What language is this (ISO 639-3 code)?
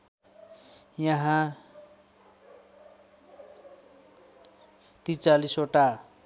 nep